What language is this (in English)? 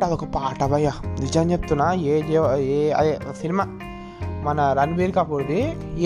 Telugu